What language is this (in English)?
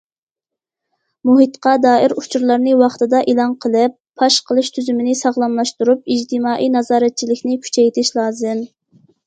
Uyghur